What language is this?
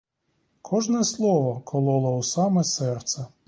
Ukrainian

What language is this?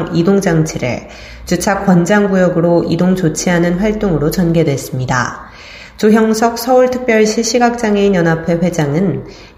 Korean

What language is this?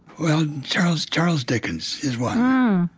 English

